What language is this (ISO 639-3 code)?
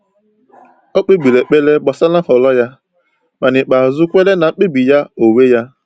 ibo